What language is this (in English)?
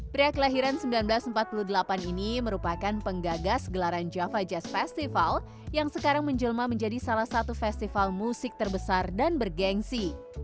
Indonesian